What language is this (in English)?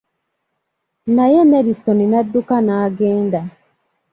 Ganda